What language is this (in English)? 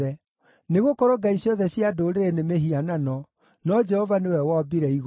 Kikuyu